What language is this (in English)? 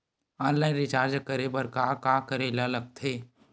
Chhattisgarhi